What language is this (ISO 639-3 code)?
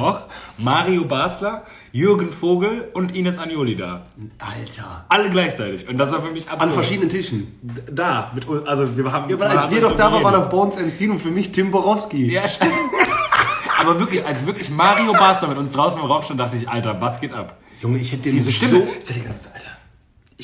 deu